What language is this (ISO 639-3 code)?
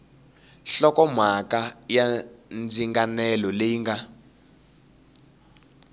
tso